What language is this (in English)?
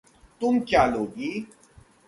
Hindi